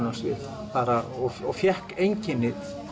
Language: Icelandic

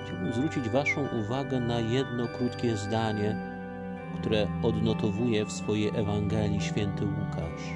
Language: Polish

